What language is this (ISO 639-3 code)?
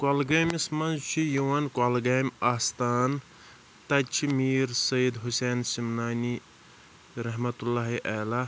kas